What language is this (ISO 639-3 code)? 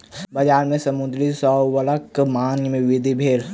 mai